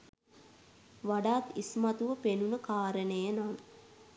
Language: Sinhala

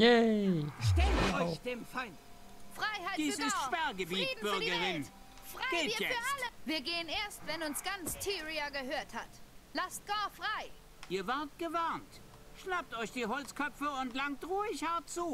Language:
German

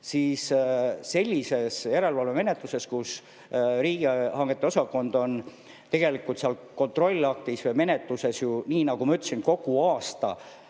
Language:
Estonian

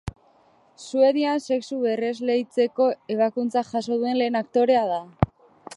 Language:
Basque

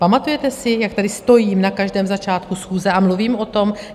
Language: Czech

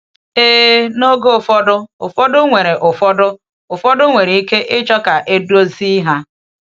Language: Igbo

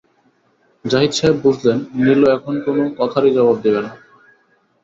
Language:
Bangla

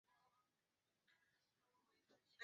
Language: Chinese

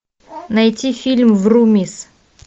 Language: Russian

